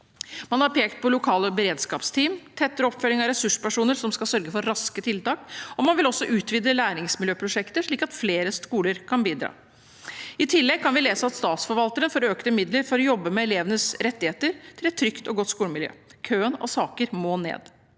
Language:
Norwegian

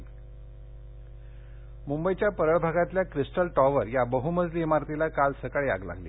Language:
Marathi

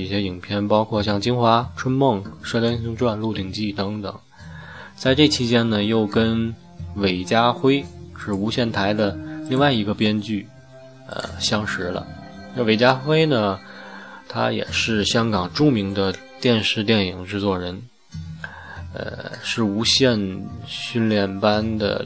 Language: Chinese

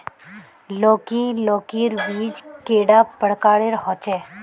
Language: Magahi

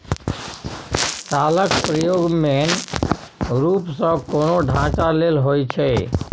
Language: Maithili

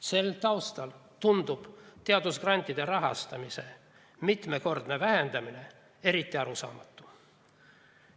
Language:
Estonian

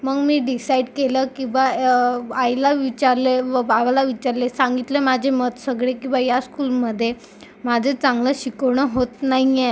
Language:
Marathi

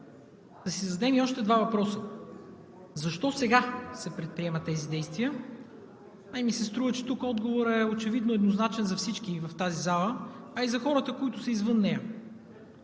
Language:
Bulgarian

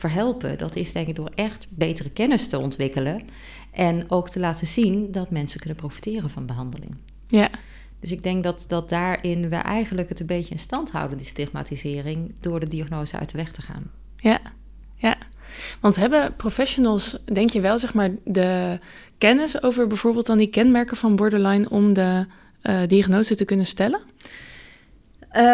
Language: Dutch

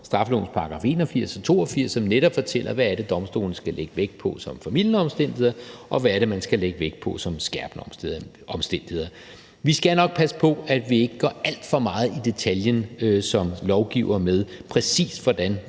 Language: Danish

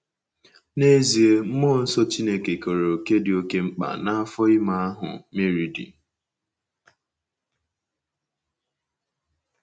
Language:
Igbo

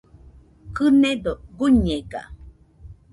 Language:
Nüpode Huitoto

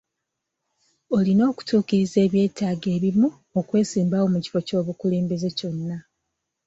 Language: Ganda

